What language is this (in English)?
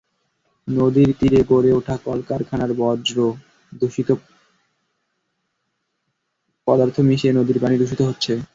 Bangla